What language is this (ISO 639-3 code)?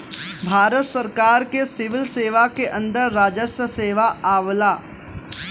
bho